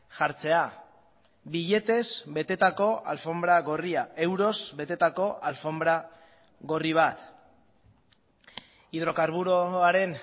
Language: Basque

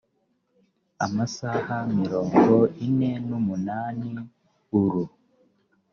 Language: Kinyarwanda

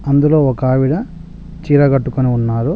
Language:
Telugu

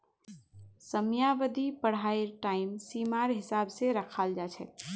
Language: Magahi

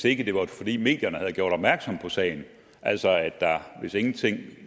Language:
Danish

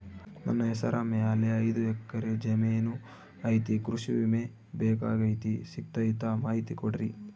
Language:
Kannada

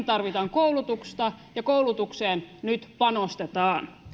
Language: Finnish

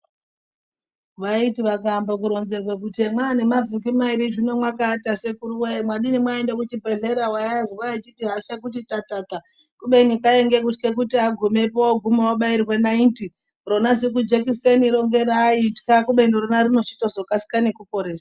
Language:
Ndau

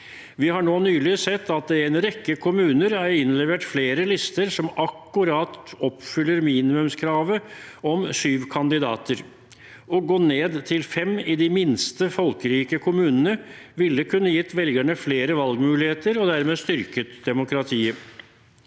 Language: Norwegian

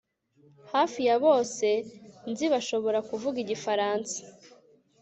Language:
Kinyarwanda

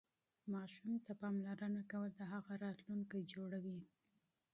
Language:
Pashto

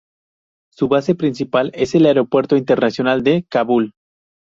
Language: Spanish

